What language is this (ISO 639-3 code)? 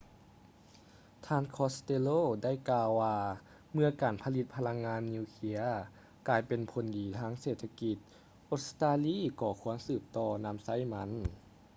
lao